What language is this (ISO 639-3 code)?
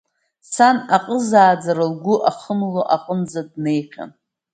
abk